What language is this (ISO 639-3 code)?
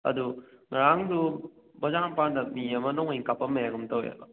mni